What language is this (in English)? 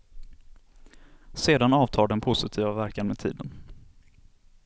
Swedish